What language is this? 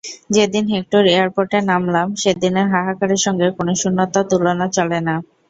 Bangla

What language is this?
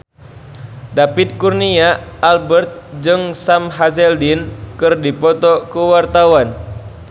Sundanese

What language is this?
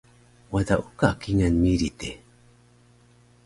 Taroko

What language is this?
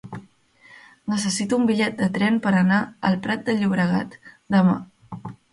Catalan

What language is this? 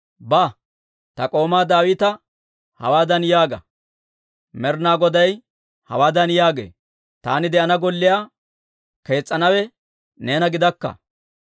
Dawro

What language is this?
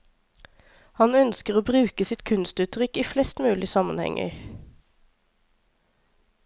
Norwegian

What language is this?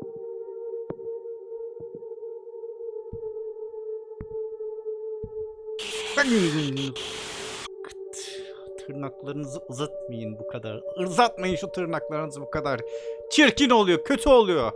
Turkish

